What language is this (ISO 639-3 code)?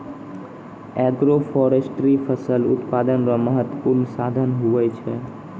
mai